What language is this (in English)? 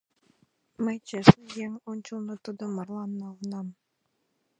Mari